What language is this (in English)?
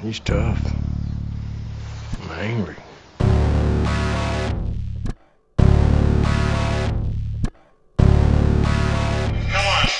English